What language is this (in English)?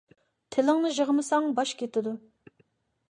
Uyghur